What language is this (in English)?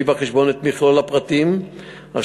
Hebrew